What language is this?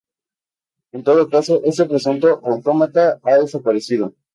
Spanish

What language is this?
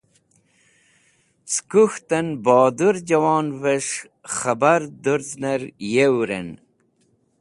Wakhi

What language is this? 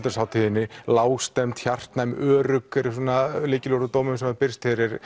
Icelandic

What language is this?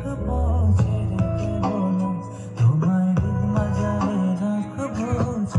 Korean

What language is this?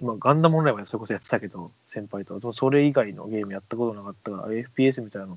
Japanese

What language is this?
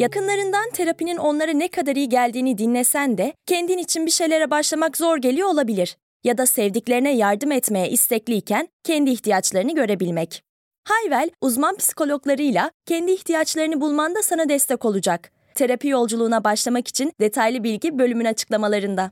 Turkish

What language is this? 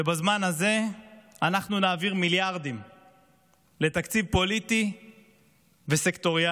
Hebrew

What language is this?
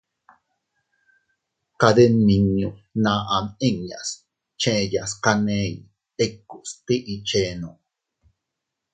Teutila Cuicatec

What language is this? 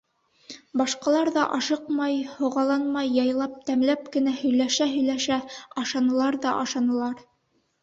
Bashkir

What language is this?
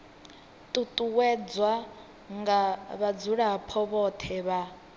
Venda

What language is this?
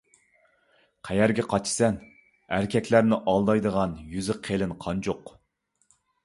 Uyghur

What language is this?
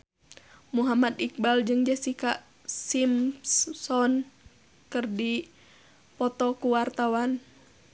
Sundanese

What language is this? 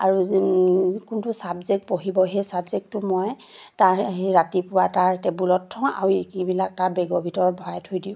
Assamese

